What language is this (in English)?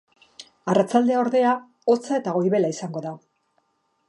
Basque